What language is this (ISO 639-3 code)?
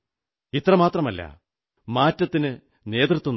mal